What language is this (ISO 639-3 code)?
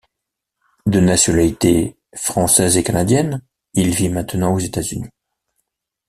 fra